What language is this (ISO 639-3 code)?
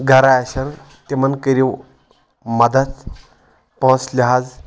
kas